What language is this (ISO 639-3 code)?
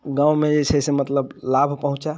mai